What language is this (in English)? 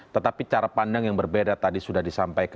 Indonesian